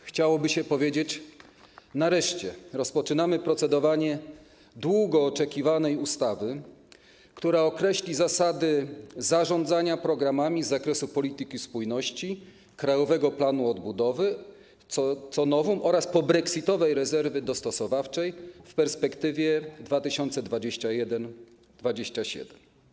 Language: Polish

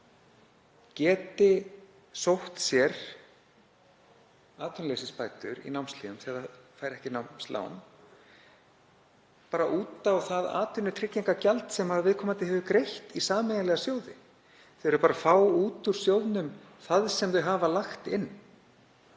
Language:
Icelandic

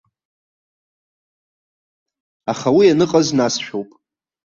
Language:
Abkhazian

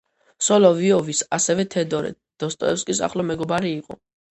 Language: Georgian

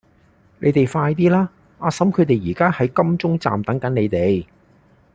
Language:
Cantonese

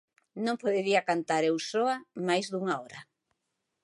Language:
Galician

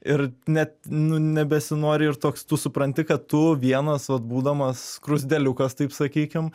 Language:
Lithuanian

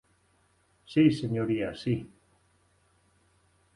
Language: Galician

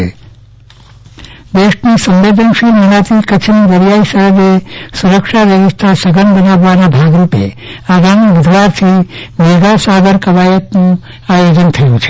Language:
Gujarati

